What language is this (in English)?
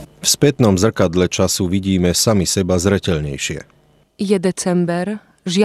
Czech